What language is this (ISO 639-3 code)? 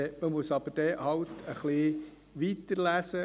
gsw